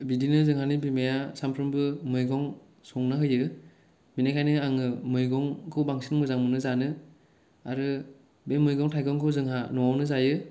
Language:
Bodo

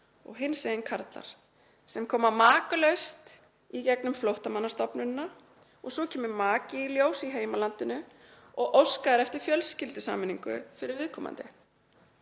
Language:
Icelandic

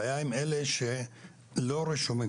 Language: Hebrew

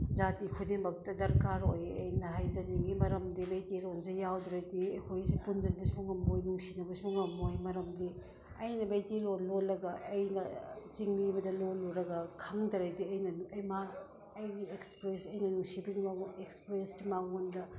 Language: Manipuri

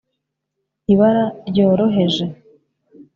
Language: Kinyarwanda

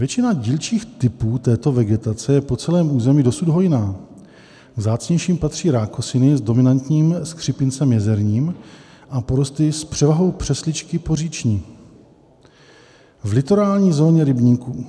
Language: Czech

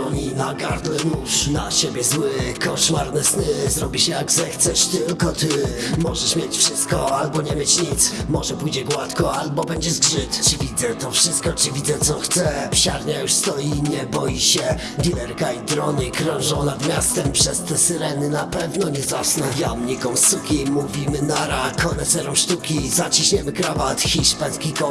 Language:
Polish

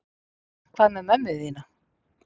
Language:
Icelandic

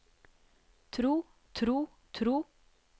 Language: Norwegian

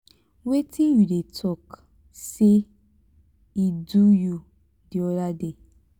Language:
Nigerian Pidgin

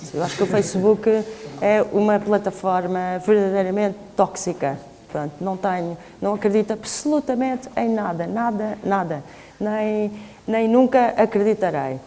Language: Portuguese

